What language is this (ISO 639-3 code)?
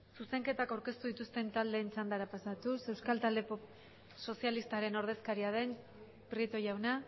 eus